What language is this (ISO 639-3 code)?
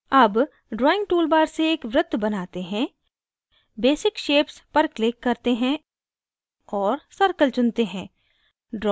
hin